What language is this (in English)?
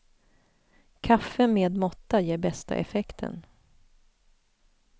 Swedish